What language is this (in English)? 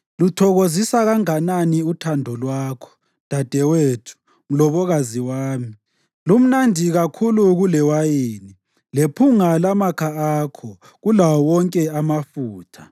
North Ndebele